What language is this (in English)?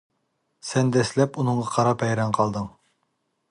Uyghur